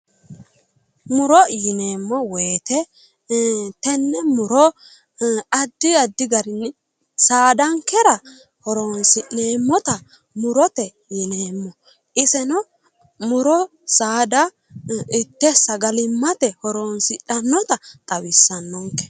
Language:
Sidamo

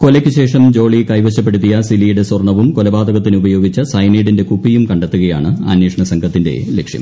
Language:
Malayalam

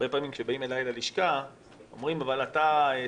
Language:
Hebrew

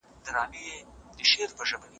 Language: Pashto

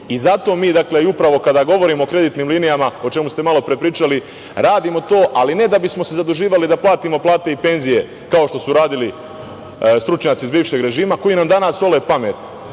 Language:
Serbian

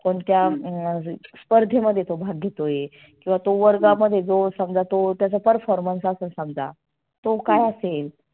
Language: Marathi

